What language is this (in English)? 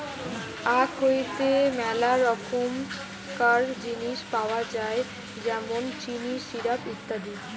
Bangla